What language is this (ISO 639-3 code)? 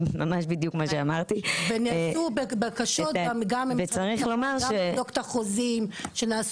heb